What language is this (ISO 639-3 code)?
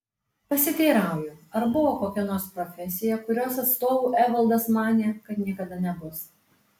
lit